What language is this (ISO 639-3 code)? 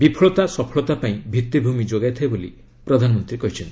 ori